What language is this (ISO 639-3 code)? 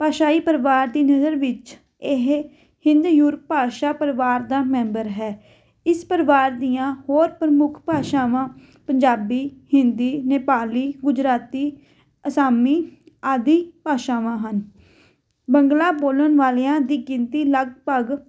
pan